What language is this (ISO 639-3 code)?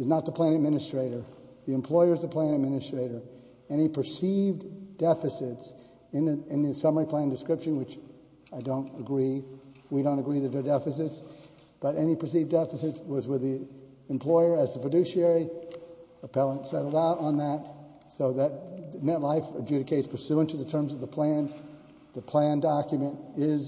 eng